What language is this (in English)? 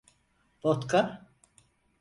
Turkish